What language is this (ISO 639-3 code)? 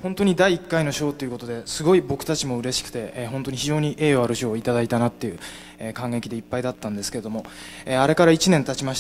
jpn